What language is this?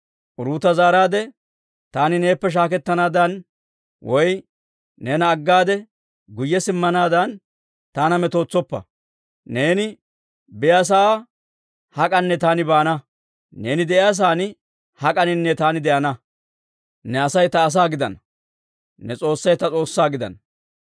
Dawro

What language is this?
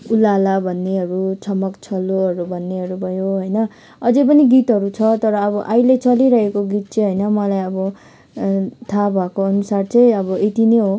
Nepali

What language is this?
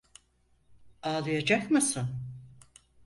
Turkish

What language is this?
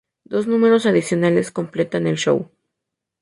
Spanish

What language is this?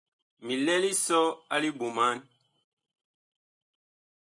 Bakoko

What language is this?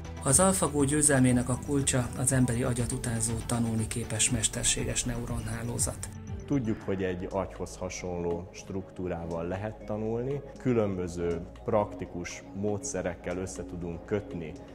Hungarian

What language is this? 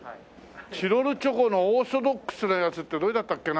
Japanese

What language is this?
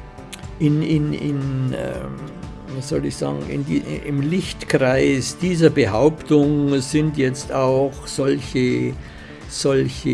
German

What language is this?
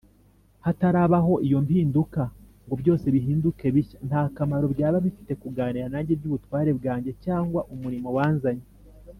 Kinyarwanda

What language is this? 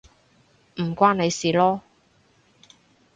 Cantonese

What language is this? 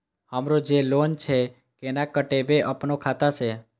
Maithili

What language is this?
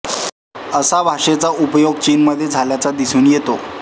Marathi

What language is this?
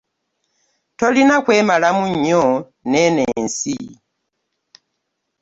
Ganda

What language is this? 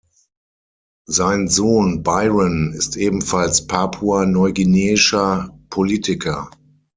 German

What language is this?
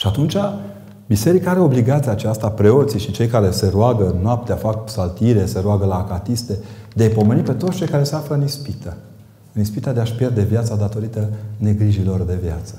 Romanian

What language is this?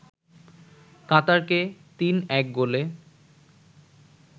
Bangla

